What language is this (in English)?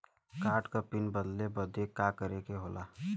Bhojpuri